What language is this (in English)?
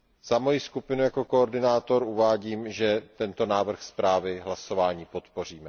Czech